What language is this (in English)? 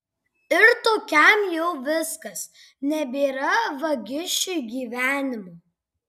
Lithuanian